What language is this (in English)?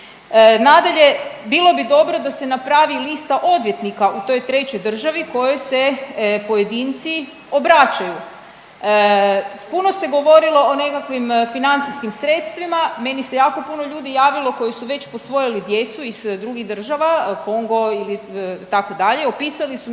Croatian